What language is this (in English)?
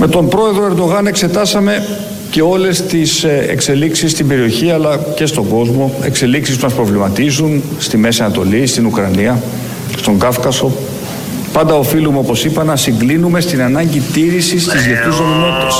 Greek